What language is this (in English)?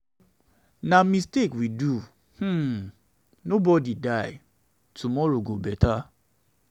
Nigerian Pidgin